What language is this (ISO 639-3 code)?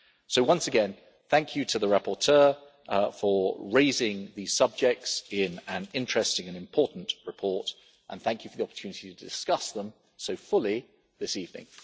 eng